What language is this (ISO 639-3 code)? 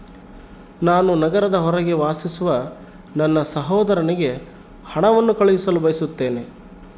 kan